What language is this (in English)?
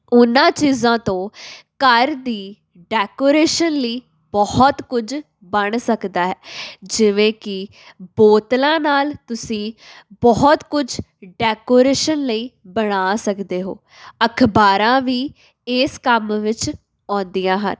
Punjabi